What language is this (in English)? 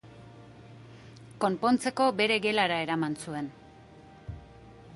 Basque